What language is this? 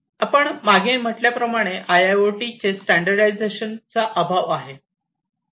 Marathi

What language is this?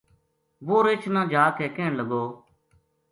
Gujari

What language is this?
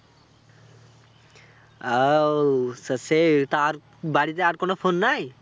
Bangla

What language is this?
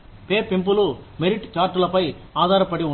Telugu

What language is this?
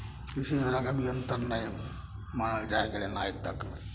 Maithili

